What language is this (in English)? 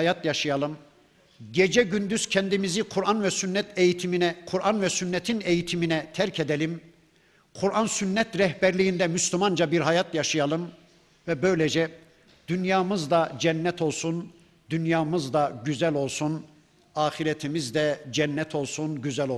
Turkish